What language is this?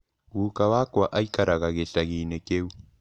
Kikuyu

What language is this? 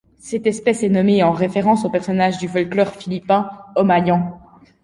French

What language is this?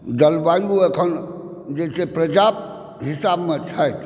Maithili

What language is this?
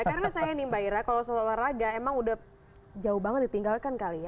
Indonesian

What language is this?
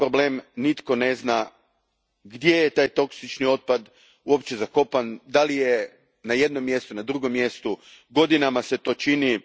Croatian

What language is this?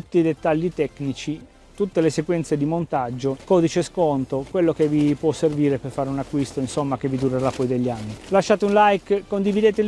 Italian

